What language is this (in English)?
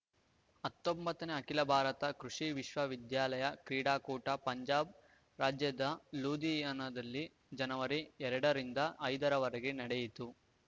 Kannada